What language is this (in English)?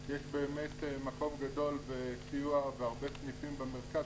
Hebrew